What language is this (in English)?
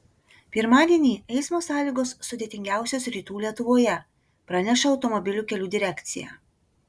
Lithuanian